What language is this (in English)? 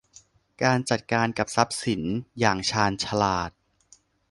Thai